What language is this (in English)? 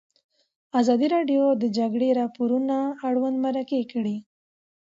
Pashto